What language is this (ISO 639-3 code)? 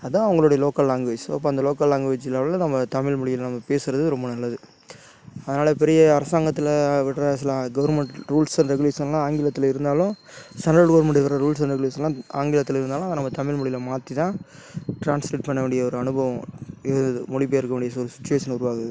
tam